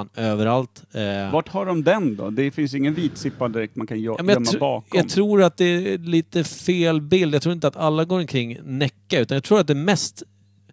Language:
Swedish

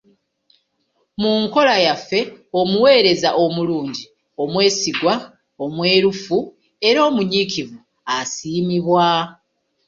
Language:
Ganda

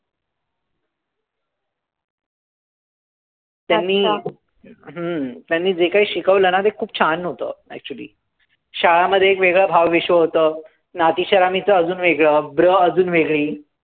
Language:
Marathi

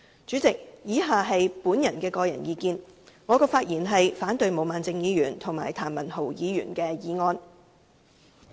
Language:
Cantonese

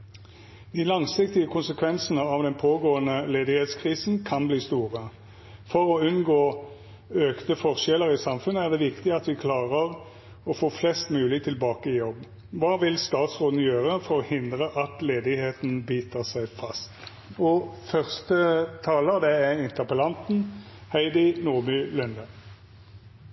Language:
Norwegian Bokmål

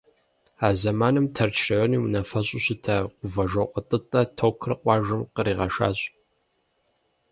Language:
Kabardian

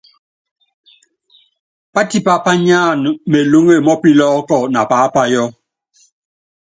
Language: Yangben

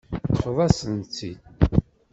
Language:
Kabyle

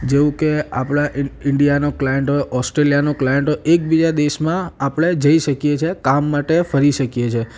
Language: Gujarati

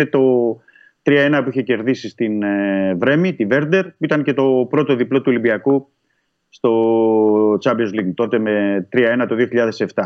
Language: Greek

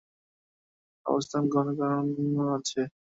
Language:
Bangla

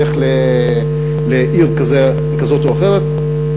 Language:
Hebrew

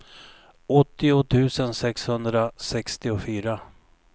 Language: Swedish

